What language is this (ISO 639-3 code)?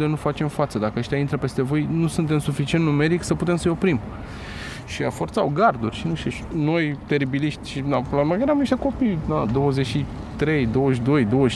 ron